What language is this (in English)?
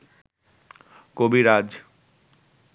Bangla